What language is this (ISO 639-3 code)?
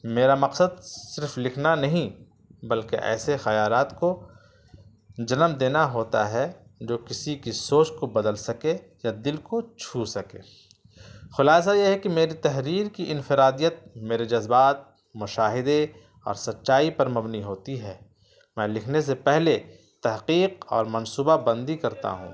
urd